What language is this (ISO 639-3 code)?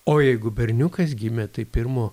lit